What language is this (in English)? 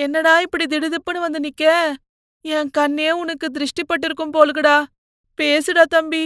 Tamil